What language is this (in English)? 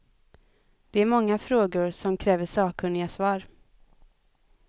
Swedish